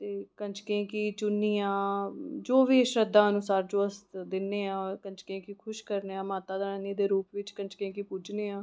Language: Dogri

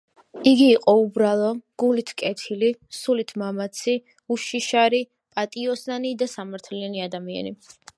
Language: Georgian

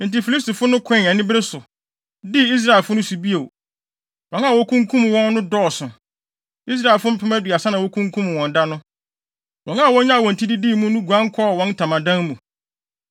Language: Akan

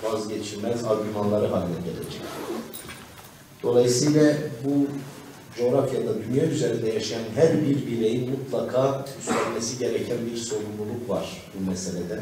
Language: Turkish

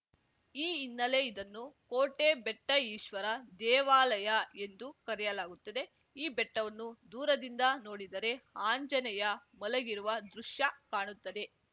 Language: Kannada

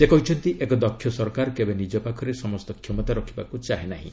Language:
Odia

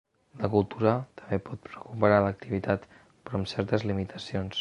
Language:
Catalan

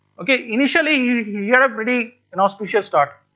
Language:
English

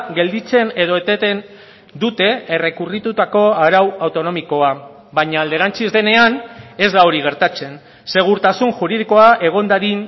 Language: Basque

